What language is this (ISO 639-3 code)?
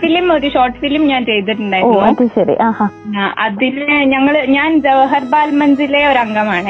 mal